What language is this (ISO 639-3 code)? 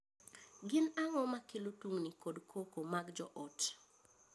luo